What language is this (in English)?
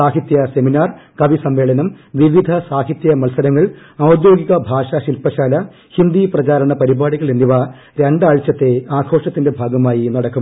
Malayalam